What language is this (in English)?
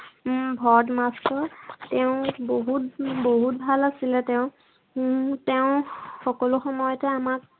Assamese